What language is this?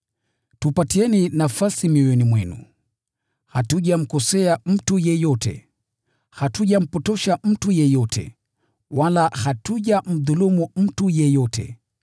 Swahili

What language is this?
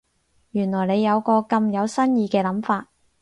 Cantonese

